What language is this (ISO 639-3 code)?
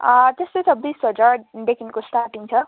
nep